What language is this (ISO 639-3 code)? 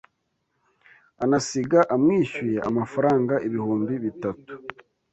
kin